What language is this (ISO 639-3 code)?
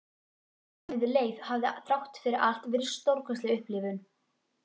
isl